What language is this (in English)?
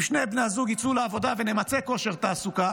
Hebrew